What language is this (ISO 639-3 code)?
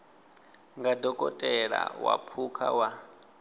ven